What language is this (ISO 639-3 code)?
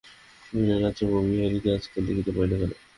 ben